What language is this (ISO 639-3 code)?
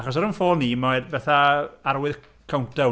cym